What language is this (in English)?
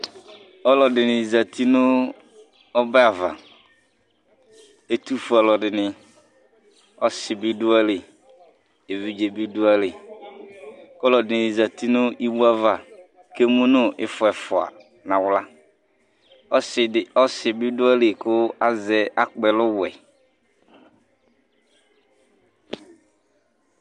Ikposo